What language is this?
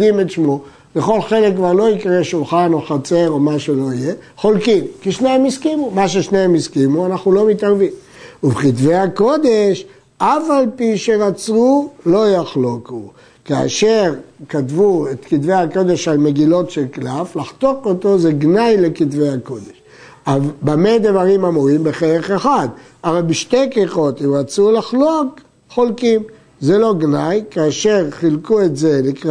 Hebrew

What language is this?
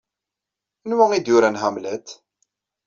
Kabyle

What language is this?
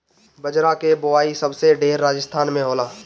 Bhojpuri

